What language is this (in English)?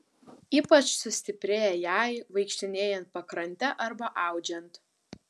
Lithuanian